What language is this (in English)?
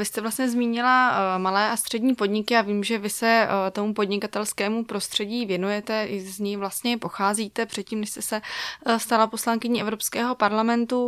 Czech